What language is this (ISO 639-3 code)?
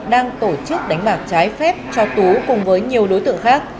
vie